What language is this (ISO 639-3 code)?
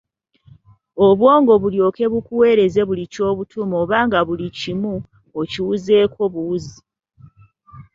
lug